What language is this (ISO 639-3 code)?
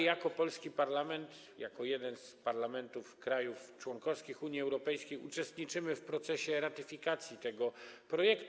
pol